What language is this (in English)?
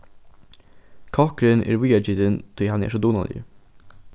Faroese